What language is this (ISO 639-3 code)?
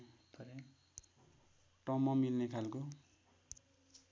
nep